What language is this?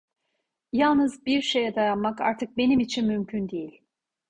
Turkish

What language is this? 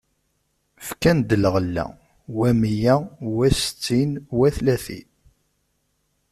Kabyle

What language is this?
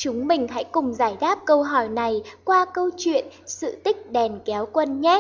Vietnamese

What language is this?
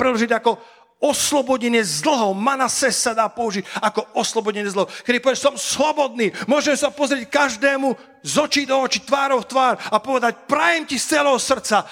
Slovak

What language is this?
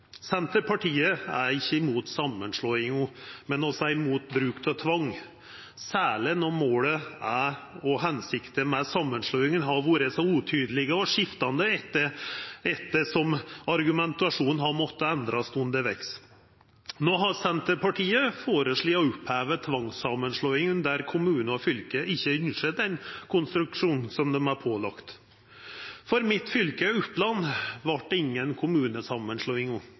Norwegian Nynorsk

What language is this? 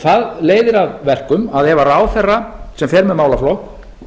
Icelandic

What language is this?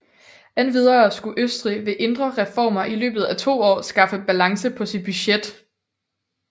Danish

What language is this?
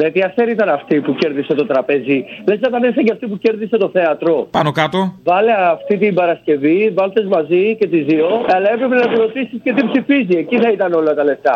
Greek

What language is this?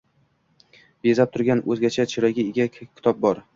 Uzbek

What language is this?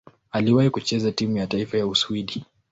Swahili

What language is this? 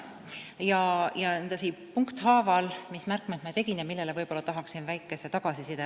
Estonian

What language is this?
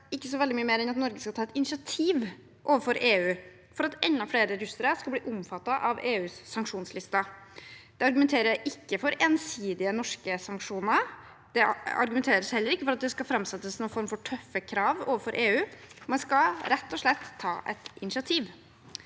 Norwegian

